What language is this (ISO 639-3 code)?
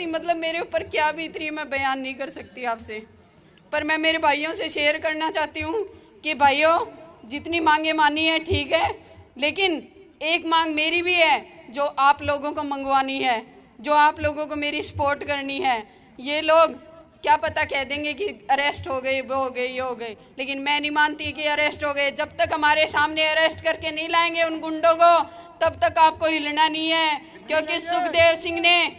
hin